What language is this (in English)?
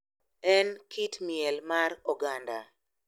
Luo (Kenya and Tanzania)